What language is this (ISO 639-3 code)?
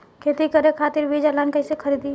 bho